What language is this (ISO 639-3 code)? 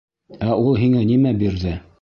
bak